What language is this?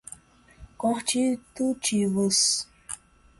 Portuguese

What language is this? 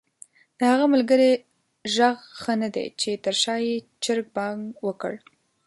Pashto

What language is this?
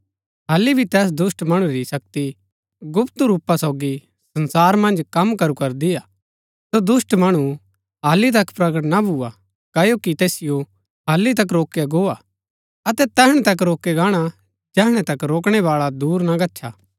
Gaddi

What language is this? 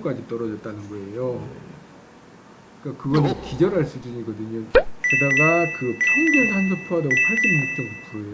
Korean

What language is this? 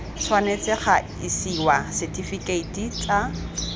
Tswana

